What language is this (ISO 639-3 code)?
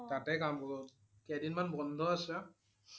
asm